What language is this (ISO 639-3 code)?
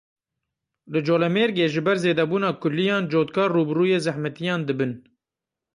kur